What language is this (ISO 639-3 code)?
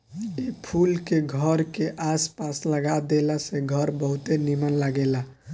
bho